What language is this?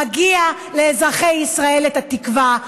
Hebrew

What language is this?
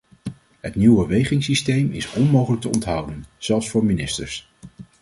Dutch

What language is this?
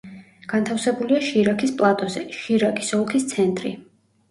Georgian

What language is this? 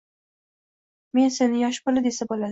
Uzbek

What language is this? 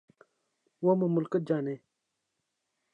Urdu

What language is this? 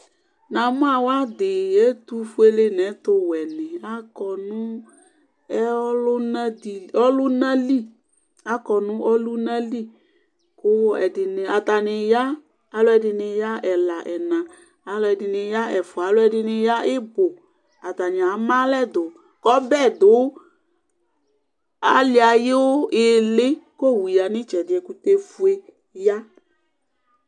Ikposo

